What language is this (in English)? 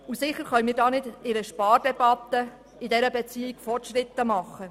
Swiss German